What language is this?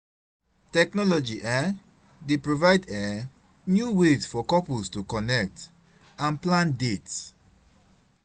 Nigerian Pidgin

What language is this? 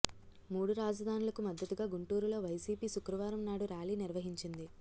Telugu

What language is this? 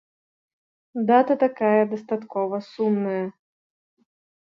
Belarusian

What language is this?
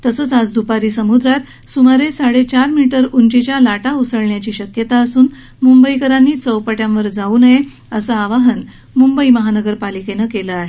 Marathi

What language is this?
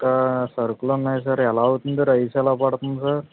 Telugu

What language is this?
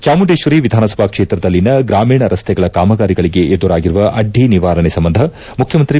Kannada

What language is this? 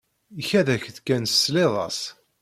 Kabyle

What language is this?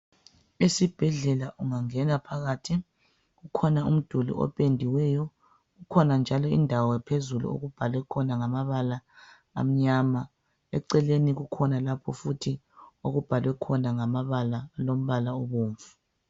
North Ndebele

